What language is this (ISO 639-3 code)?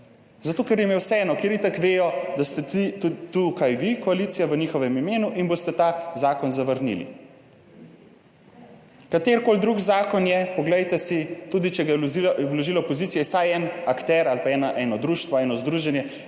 slv